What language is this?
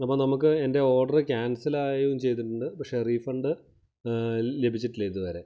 Malayalam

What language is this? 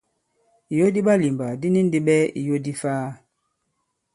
Bankon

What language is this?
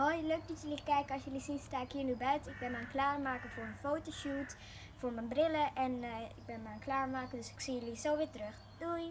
Dutch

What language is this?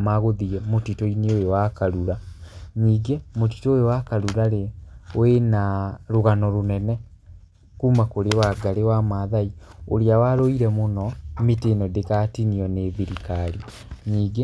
Kikuyu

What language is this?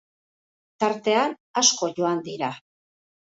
Basque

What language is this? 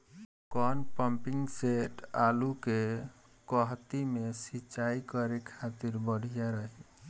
Bhojpuri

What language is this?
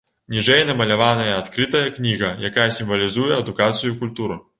Belarusian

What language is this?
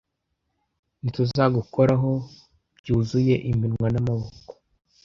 Kinyarwanda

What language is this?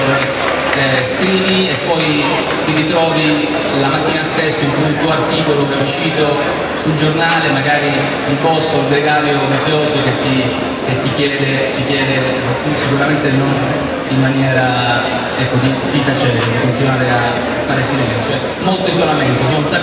Italian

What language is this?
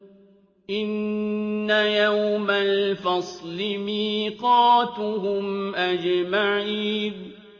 Arabic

